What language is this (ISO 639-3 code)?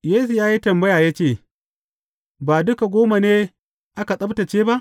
hau